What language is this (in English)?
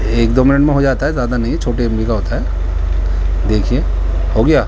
Urdu